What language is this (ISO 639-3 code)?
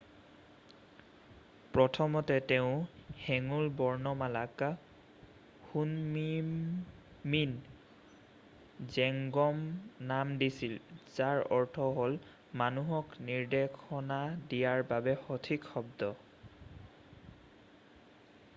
asm